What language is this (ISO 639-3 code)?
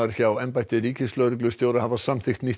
isl